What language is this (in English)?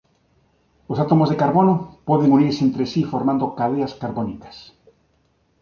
Galician